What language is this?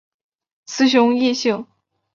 Chinese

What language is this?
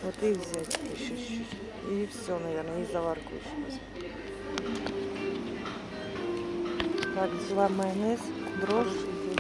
Russian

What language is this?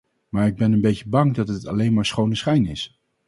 Dutch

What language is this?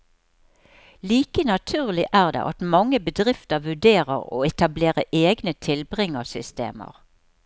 Norwegian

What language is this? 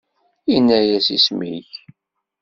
Kabyle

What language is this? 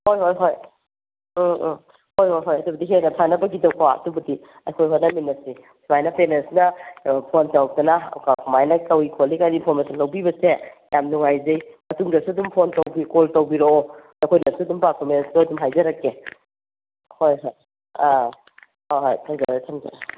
Manipuri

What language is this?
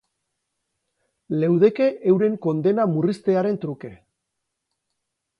Basque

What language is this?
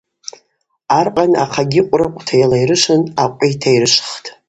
Abaza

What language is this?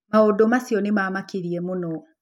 Kikuyu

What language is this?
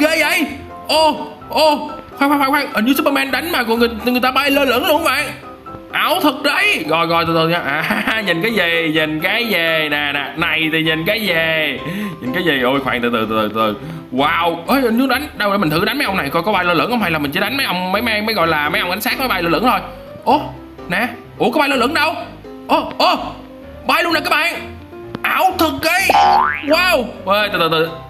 Vietnamese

